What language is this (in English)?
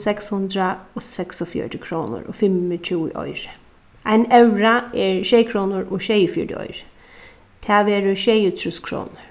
Faroese